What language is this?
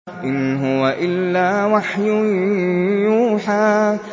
Arabic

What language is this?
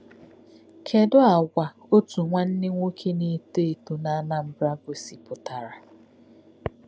Igbo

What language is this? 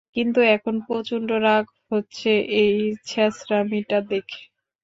Bangla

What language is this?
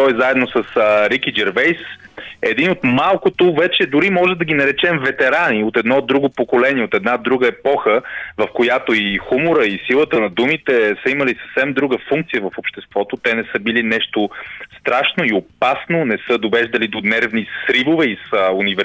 Bulgarian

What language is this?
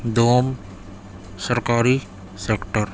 Urdu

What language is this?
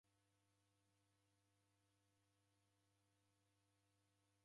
Taita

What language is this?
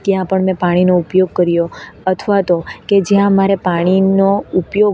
Gujarati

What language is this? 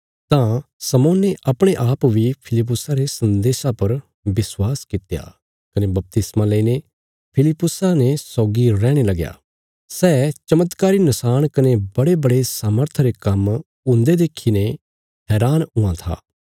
Bilaspuri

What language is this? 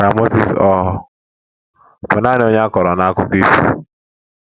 Igbo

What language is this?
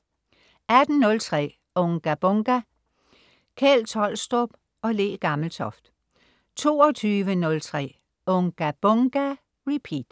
Danish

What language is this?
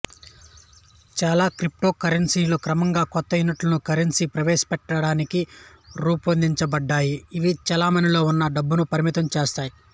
Telugu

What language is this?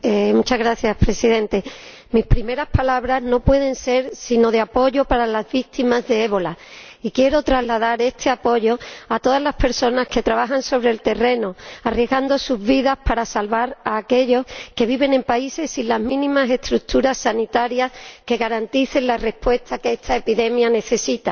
Spanish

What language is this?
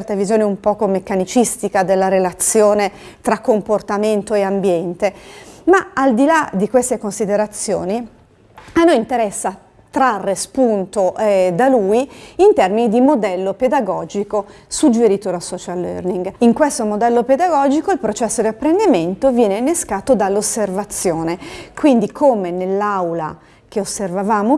Italian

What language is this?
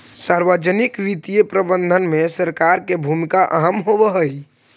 Magahi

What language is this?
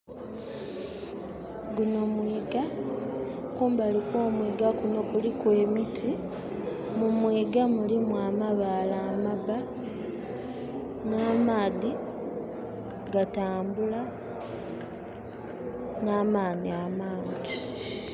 Soga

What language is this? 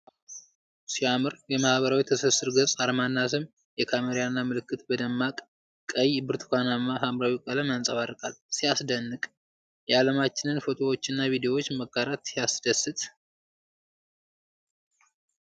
Amharic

